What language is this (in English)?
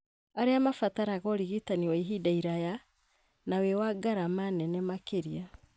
Kikuyu